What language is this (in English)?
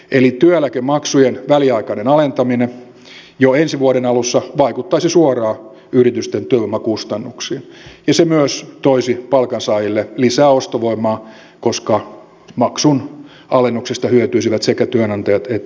Finnish